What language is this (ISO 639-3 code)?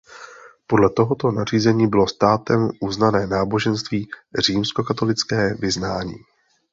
ces